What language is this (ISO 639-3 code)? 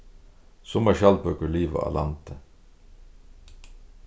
fao